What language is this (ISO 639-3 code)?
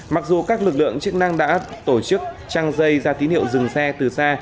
vie